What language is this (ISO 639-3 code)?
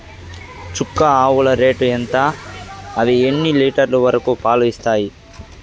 tel